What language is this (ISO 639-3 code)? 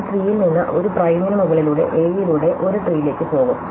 mal